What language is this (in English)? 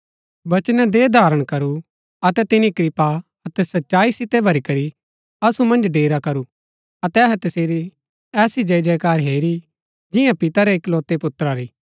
Gaddi